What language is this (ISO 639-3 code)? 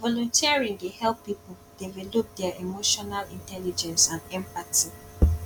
pcm